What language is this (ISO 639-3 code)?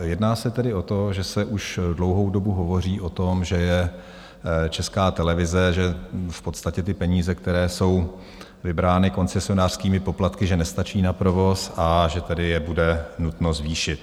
ces